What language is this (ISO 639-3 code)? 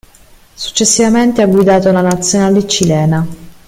ita